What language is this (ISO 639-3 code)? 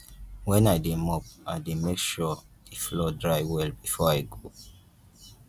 pcm